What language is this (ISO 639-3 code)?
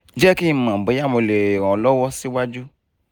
yor